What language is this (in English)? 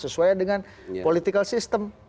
Indonesian